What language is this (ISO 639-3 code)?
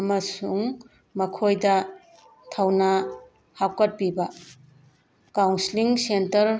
mni